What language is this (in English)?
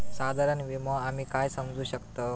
Marathi